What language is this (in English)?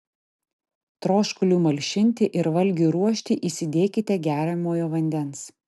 Lithuanian